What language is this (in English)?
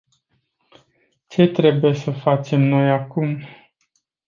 Romanian